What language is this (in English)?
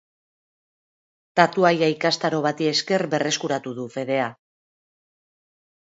Basque